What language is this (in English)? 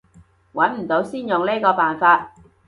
Cantonese